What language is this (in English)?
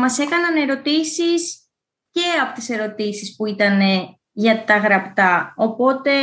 Greek